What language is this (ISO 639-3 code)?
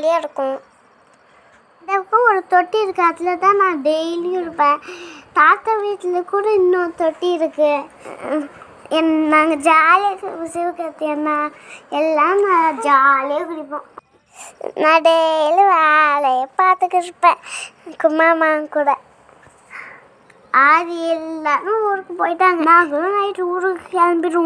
ara